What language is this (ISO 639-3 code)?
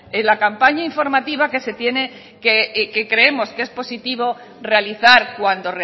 spa